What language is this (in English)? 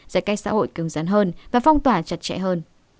Vietnamese